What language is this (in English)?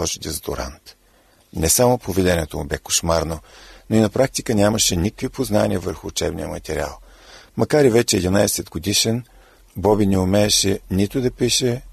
Bulgarian